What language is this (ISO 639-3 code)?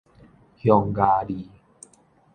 nan